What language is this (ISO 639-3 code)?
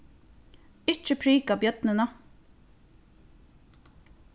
fao